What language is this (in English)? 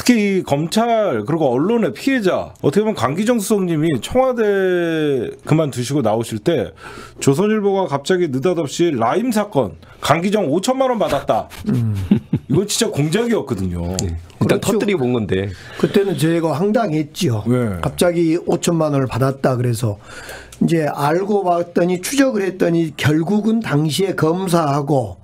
Korean